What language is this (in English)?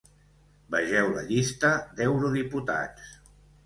Catalan